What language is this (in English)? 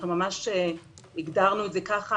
Hebrew